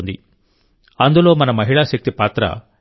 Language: Telugu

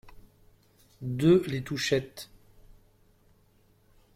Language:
French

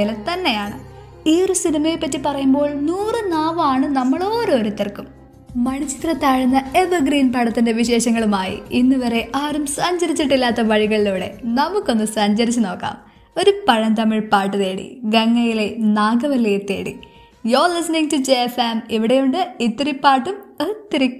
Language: Malayalam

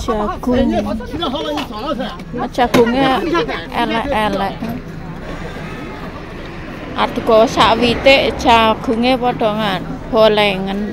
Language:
Indonesian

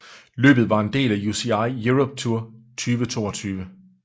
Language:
Danish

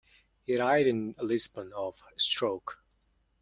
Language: English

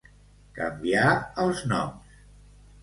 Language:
Catalan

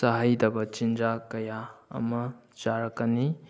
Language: Manipuri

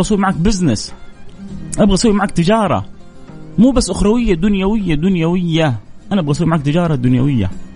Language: Arabic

